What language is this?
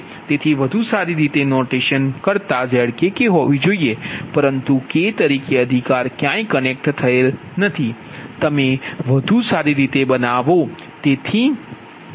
Gujarati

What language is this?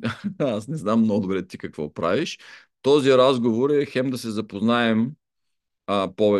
Bulgarian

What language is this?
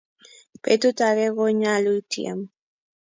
Kalenjin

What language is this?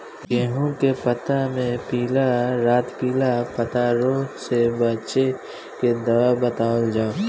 Bhojpuri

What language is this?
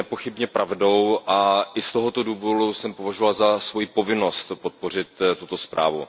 Czech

